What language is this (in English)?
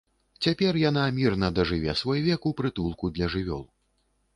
Belarusian